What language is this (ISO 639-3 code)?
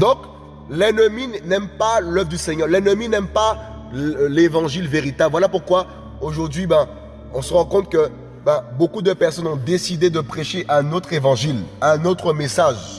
fra